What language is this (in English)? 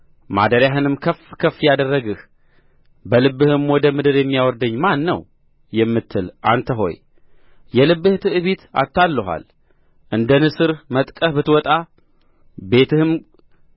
Amharic